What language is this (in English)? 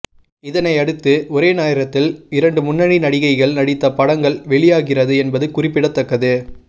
Tamil